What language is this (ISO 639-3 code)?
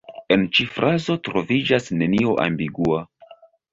epo